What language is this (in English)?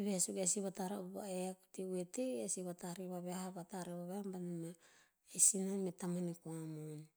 Tinputz